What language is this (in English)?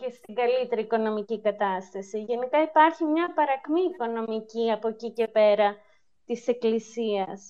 Greek